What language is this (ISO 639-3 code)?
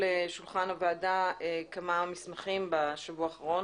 heb